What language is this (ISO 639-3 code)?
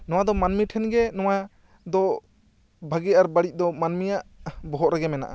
sat